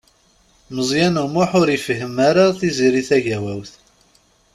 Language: Kabyle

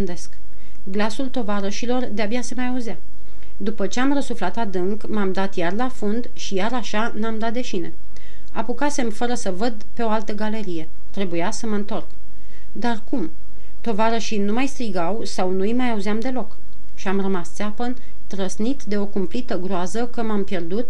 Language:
Romanian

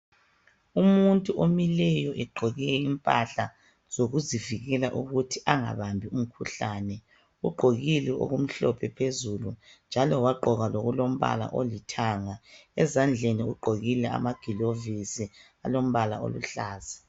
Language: North Ndebele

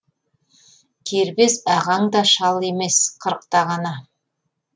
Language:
Kazakh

